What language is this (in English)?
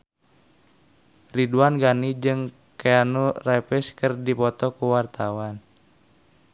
Sundanese